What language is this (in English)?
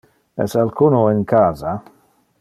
Interlingua